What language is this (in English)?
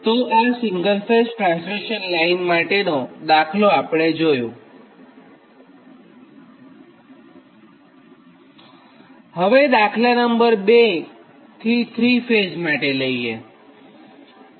Gujarati